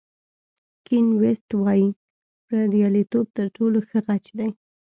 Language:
Pashto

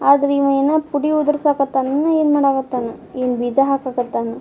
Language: Kannada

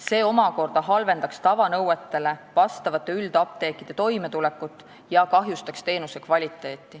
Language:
Estonian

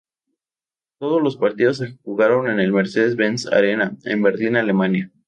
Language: Spanish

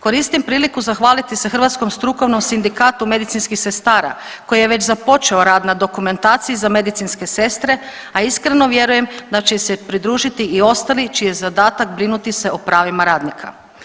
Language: Croatian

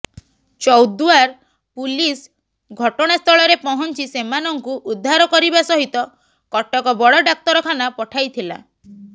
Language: Odia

